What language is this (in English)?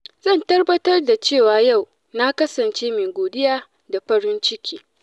Hausa